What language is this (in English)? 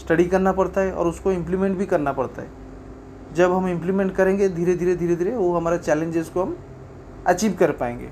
Hindi